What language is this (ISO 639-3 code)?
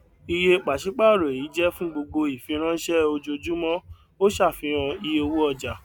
yor